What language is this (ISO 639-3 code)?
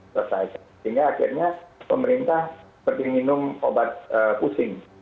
ind